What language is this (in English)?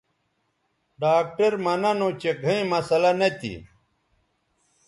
Bateri